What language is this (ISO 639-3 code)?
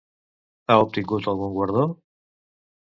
cat